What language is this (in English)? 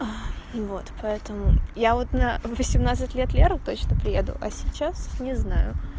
Russian